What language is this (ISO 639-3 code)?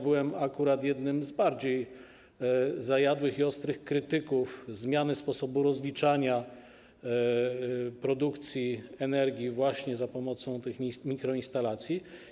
pol